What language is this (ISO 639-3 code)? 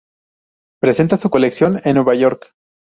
spa